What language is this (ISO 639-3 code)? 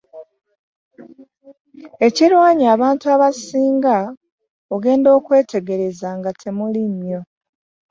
lug